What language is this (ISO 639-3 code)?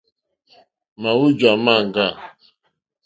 bri